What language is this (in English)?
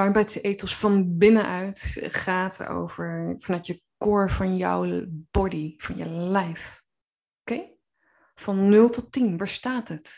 Dutch